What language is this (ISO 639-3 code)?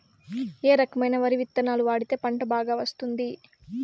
tel